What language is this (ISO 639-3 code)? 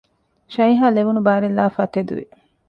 div